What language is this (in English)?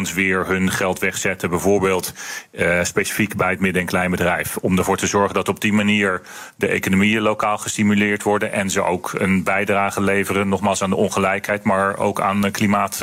Dutch